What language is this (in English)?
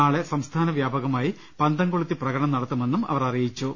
Malayalam